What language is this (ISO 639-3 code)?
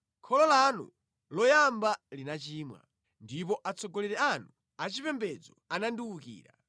nya